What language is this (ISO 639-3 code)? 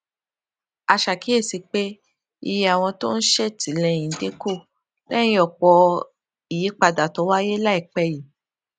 yor